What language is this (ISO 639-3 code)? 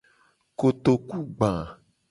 gej